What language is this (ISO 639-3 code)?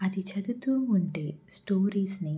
tel